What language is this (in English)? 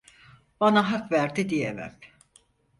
Turkish